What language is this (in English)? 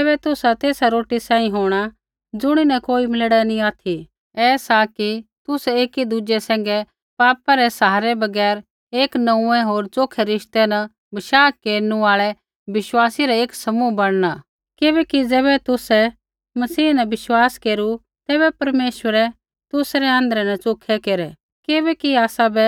Kullu Pahari